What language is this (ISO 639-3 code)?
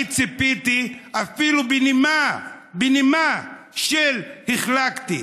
heb